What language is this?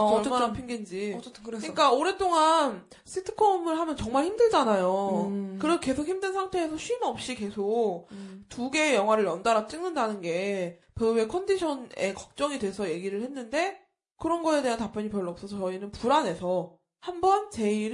Korean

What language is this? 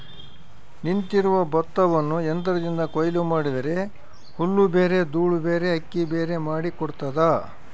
Kannada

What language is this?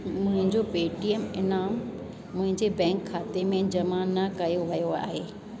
Sindhi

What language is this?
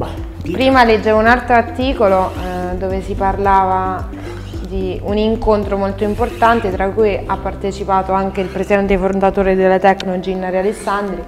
Italian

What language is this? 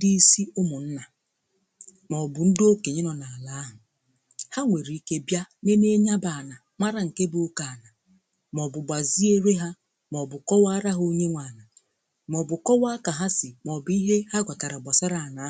Igbo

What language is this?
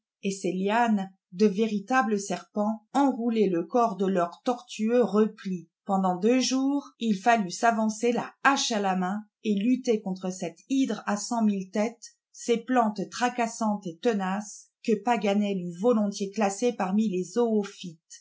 French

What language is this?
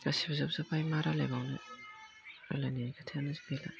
Bodo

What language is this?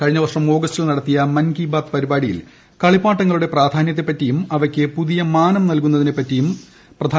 Malayalam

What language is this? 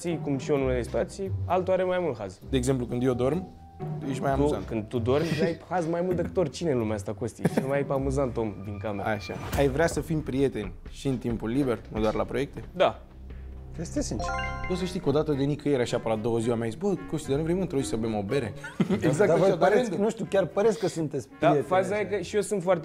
Romanian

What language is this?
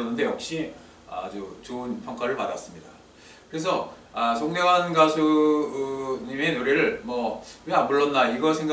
Korean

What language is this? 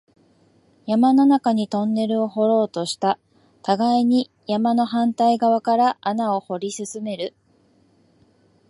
Japanese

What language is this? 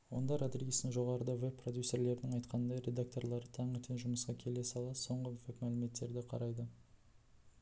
Kazakh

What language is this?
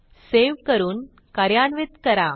Marathi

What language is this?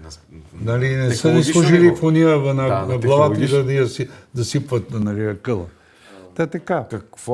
Bulgarian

